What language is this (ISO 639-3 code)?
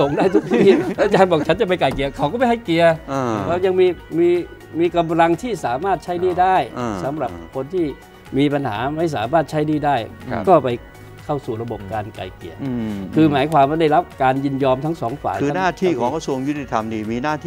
tha